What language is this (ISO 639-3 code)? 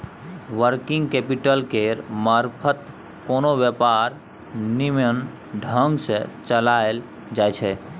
mai